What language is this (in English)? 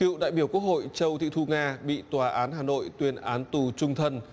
Vietnamese